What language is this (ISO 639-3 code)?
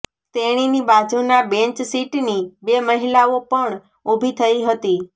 guj